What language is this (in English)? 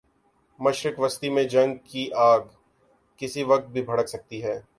Urdu